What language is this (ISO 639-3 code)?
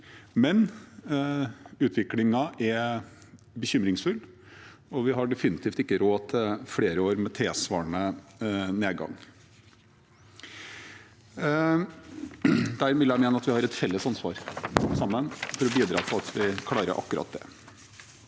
nor